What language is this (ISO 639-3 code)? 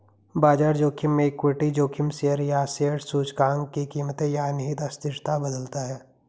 hin